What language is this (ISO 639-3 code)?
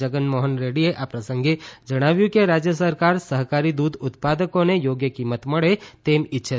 guj